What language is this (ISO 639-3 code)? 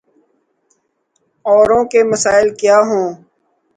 urd